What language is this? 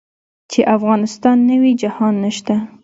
Pashto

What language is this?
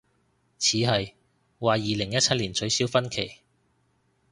Cantonese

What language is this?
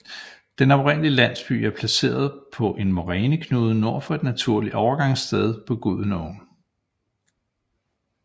Danish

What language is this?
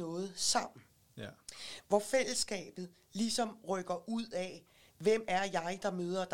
Danish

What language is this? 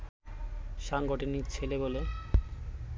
Bangla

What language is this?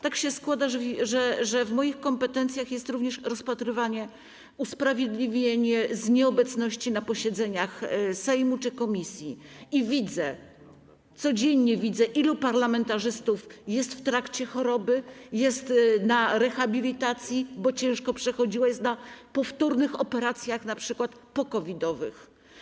Polish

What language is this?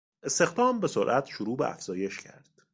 Persian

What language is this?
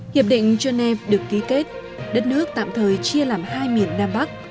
Vietnamese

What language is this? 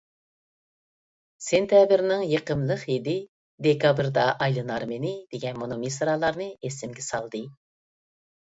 Uyghur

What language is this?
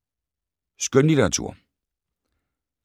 Danish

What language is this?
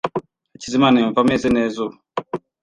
Kinyarwanda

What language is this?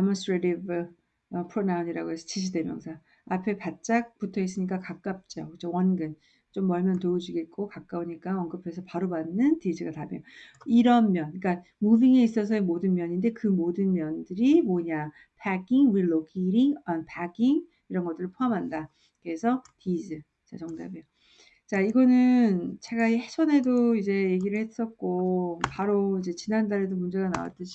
Korean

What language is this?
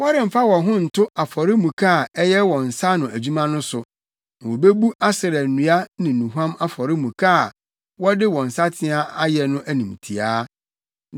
Akan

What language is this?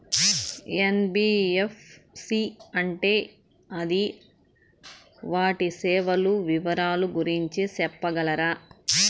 Telugu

